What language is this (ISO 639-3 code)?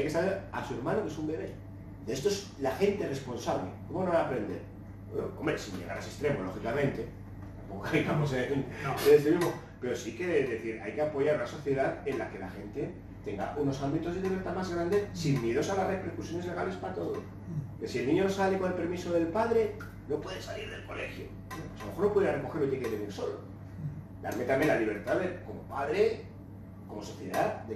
spa